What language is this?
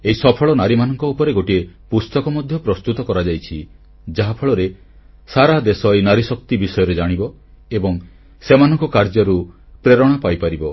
Odia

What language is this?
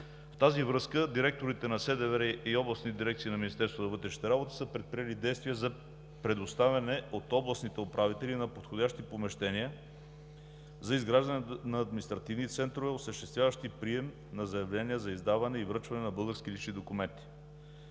Bulgarian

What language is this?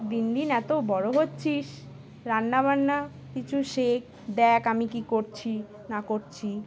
Bangla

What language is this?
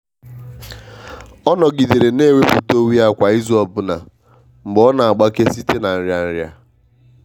Igbo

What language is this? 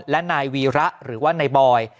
Thai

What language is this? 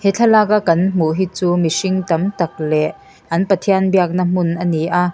Mizo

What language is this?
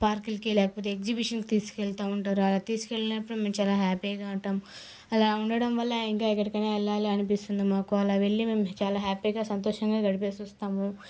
Telugu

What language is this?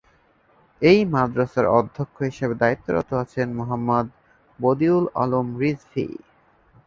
Bangla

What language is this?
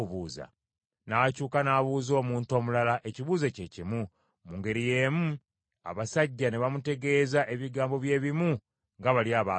Ganda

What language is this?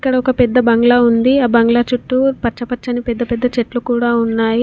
Telugu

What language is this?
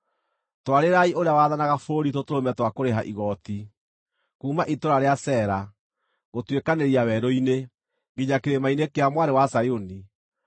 Kikuyu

